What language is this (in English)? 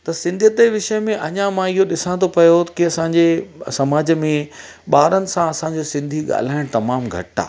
Sindhi